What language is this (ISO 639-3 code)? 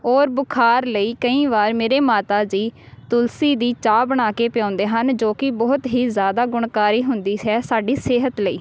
pan